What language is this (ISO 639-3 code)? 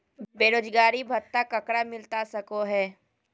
mag